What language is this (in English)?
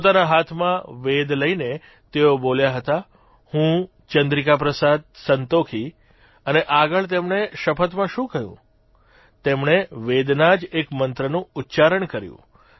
Gujarati